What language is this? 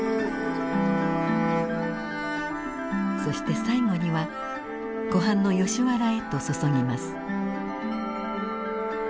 Japanese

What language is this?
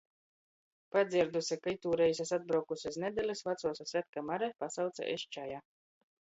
Latgalian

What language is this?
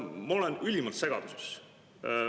Estonian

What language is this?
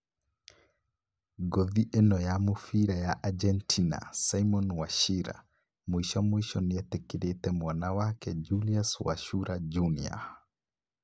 Kikuyu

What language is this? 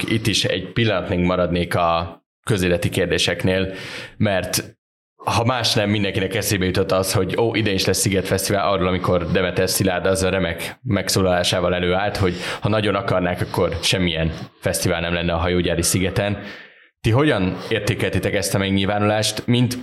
Hungarian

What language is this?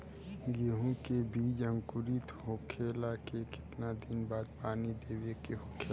Bhojpuri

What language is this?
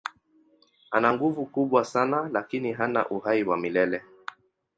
Swahili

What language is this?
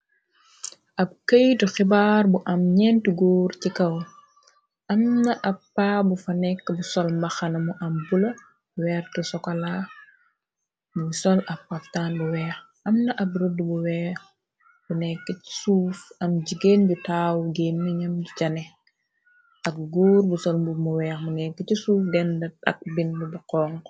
Wolof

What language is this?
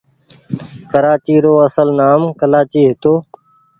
Goaria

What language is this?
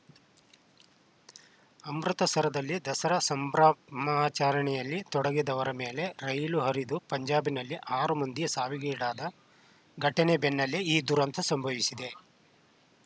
Kannada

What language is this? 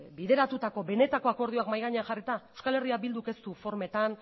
Basque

